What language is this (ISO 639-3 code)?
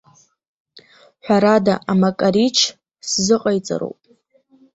abk